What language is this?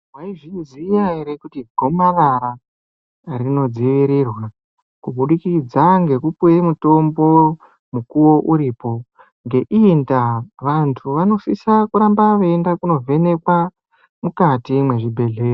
Ndau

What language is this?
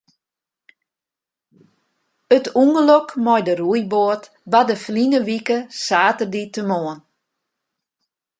Western Frisian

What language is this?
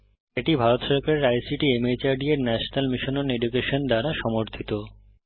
Bangla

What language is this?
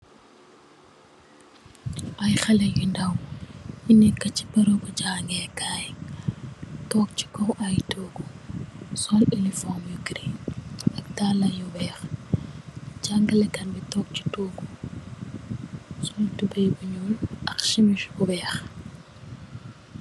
Wolof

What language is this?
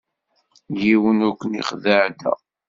Kabyle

